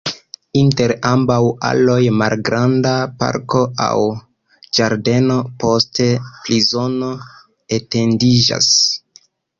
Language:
Esperanto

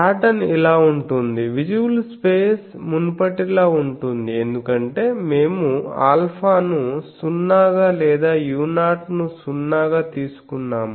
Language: Telugu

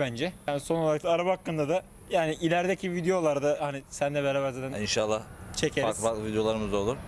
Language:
Turkish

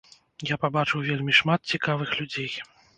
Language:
Belarusian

